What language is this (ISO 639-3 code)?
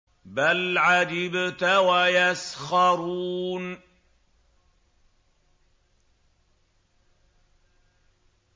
ara